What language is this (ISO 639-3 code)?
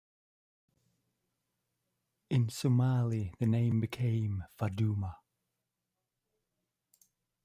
eng